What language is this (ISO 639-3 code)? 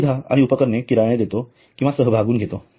mar